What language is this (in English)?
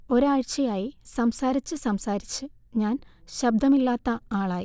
Malayalam